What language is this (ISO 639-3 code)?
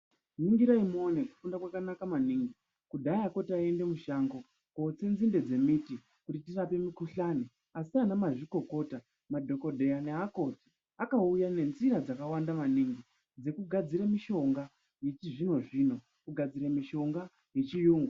ndc